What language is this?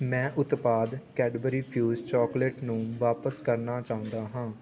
Punjabi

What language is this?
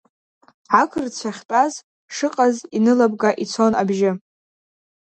Abkhazian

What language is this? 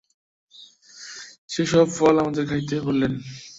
Bangla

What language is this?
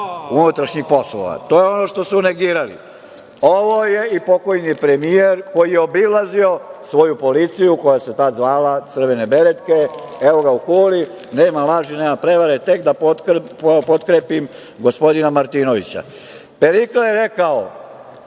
Serbian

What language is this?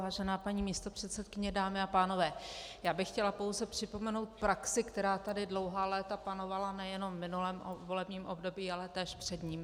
Czech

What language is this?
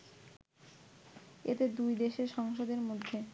Bangla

